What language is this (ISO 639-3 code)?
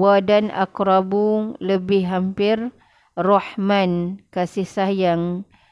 msa